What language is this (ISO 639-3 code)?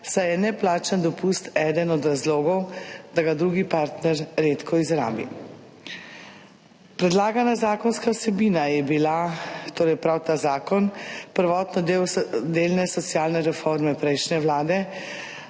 slv